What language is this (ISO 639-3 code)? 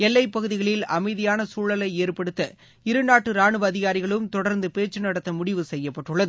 tam